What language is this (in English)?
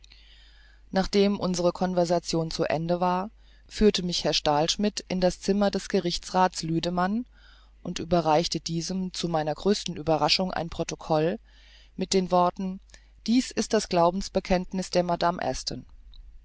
German